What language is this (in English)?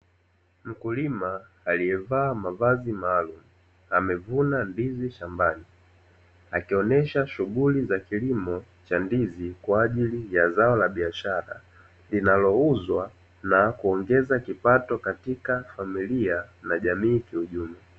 Swahili